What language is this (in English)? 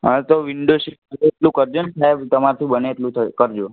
Gujarati